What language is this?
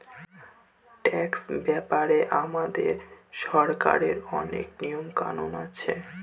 Bangla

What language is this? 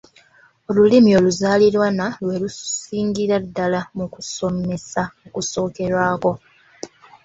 Ganda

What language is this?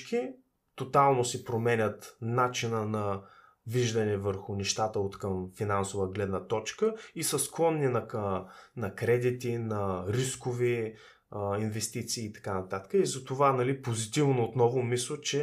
Bulgarian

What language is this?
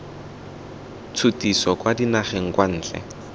Tswana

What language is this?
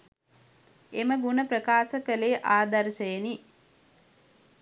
Sinhala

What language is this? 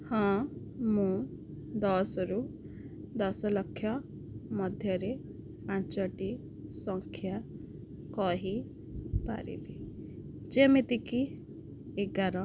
Odia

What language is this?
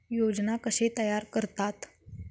Marathi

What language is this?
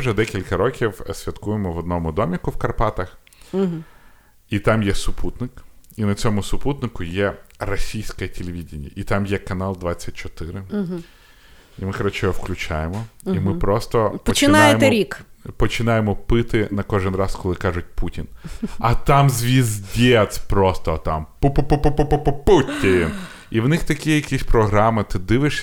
Ukrainian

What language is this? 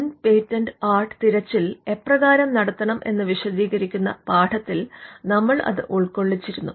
Malayalam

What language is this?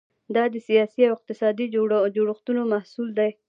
Pashto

